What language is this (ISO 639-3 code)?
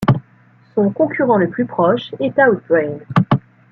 fra